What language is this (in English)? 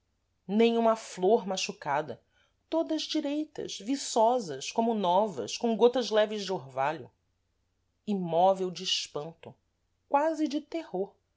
Portuguese